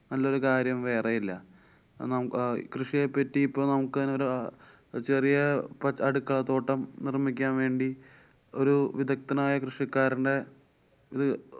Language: Malayalam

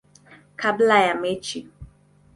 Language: Swahili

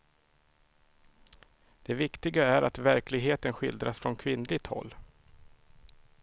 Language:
Swedish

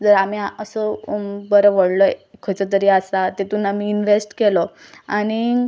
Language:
Konkani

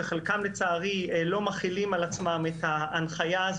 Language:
Hebrew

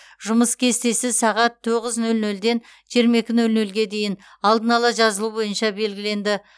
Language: Kazakh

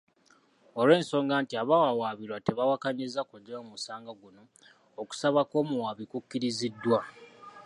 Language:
Ganda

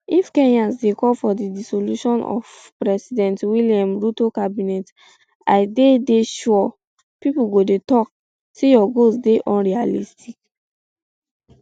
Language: Nigerian Pidgin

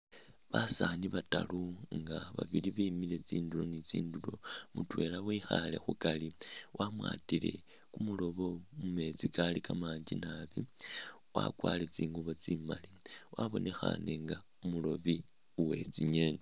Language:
Masaaba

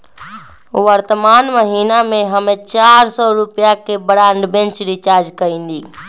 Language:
Magahi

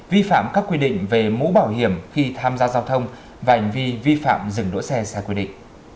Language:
Vietnamese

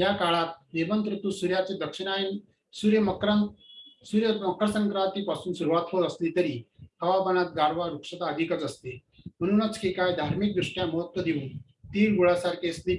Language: Hindi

